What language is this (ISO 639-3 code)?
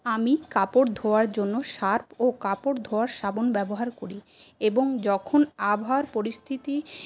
ben